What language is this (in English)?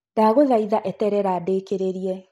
Kikuyu